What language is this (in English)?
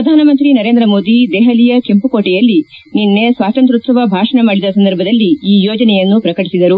Kannada